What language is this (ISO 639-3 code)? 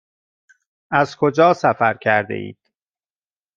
fas